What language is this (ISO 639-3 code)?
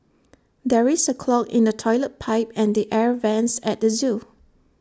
eng